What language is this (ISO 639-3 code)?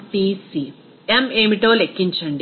tel